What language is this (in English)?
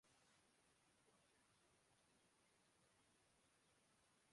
Urdu